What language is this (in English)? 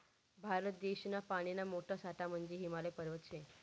Marathi